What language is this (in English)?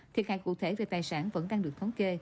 Vietnamese